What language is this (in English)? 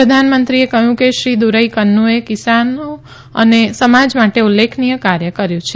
Gujarati